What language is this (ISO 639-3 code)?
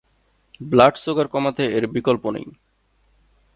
ben